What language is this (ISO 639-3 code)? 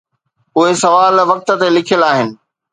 snd